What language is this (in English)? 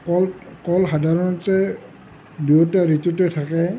Assamese